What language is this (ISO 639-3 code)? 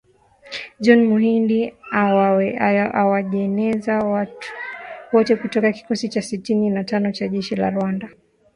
swa